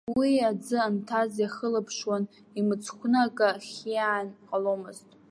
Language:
Abkhazian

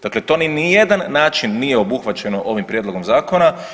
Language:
Croatian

